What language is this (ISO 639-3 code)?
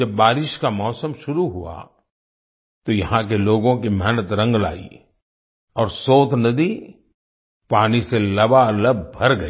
hin